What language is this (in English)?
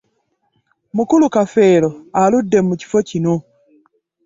Ganda